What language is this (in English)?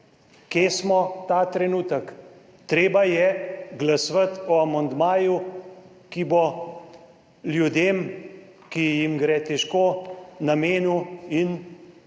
Slovenian